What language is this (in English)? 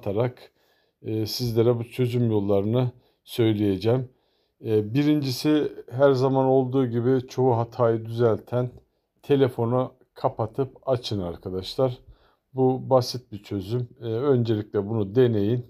Turkish